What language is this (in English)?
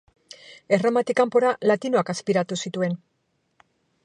Basque